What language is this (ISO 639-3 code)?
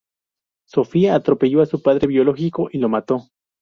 spa